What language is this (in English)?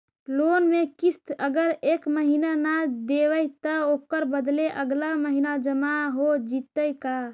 Magahi